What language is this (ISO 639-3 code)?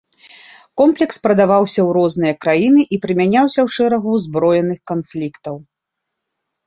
bel